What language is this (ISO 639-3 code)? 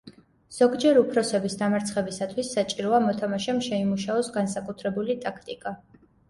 kat